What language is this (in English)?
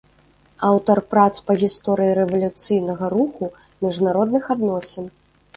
Belarusian